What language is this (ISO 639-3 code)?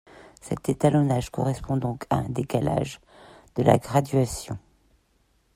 fra